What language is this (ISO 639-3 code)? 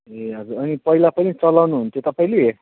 nep